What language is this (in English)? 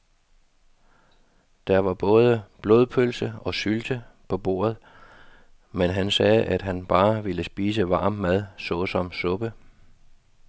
Danish